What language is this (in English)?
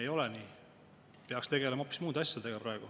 Estonian